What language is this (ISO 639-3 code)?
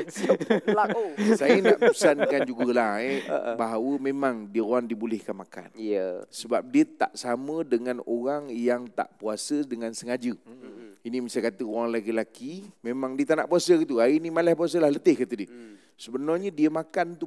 msa